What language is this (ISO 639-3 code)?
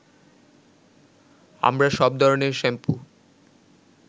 ben